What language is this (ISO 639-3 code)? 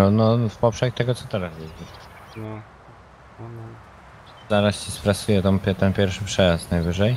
pol